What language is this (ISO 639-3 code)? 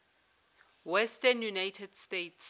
zul